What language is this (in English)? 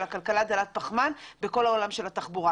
Hebrew